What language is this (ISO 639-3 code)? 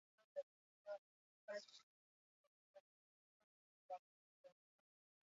eus